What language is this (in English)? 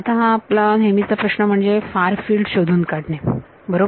Marathi